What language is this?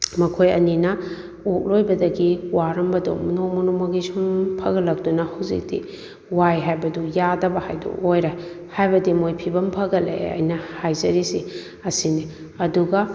Manipuri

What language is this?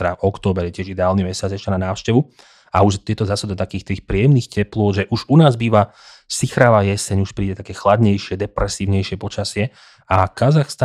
Slovak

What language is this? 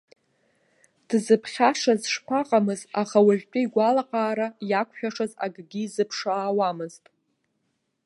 Abkhazian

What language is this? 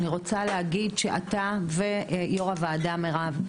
Hebrew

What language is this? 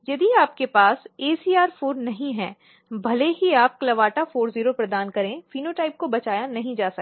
Hindi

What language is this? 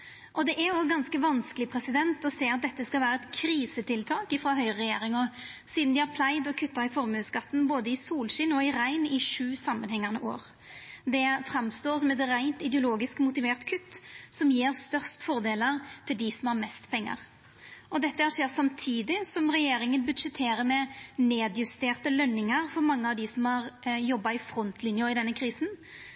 Norwegian Nynorsk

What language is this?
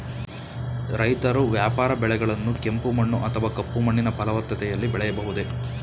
Kannada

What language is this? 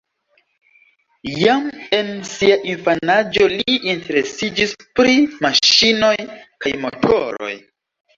Esperanto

